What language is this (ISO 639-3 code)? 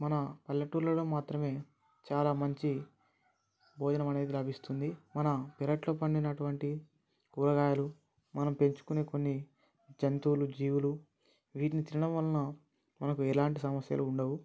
tel